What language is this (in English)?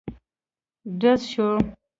Pashto